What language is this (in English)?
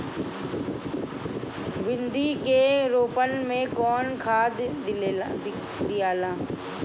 Bhojpuri